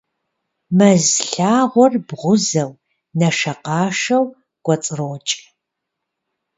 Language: Kabardian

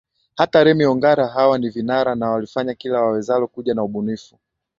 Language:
Swahili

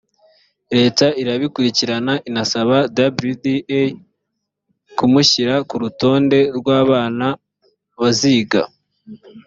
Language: Kinyarwanda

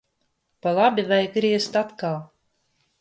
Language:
Latvian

